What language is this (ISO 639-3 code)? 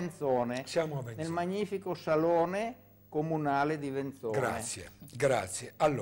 ita